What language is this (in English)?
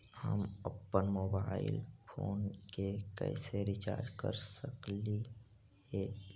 Magahi